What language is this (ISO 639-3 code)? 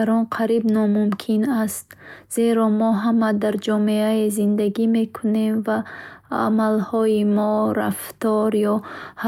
bhh